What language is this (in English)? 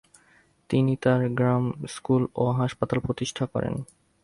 Bangla